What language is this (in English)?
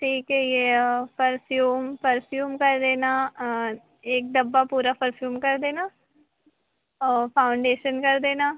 Hindi